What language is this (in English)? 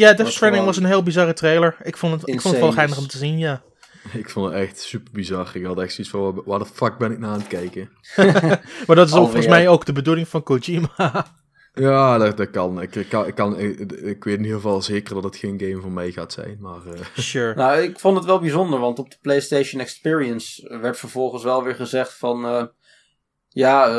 Dutch